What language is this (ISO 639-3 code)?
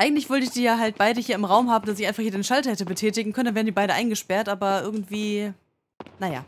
deu